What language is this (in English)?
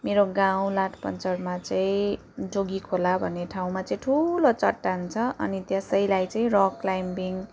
Nepali